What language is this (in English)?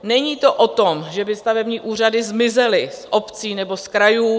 Czech